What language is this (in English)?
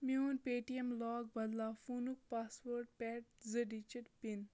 Kashmiri